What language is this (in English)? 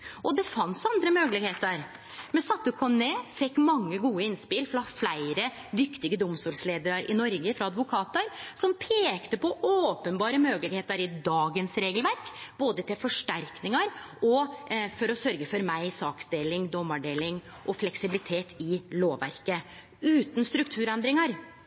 Norwegian Nynorsk